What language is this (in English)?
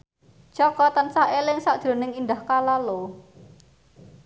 Javanese